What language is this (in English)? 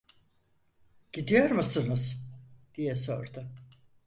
Turkish